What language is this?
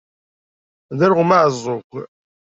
Kabyle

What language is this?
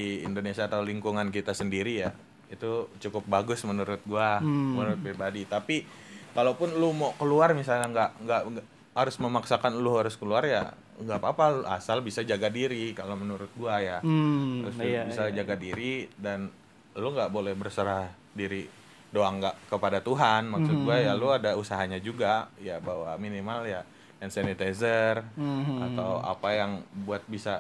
Indonesian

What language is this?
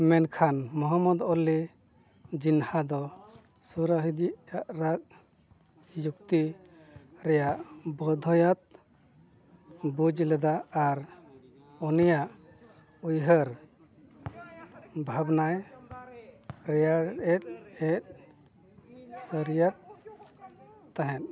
Santali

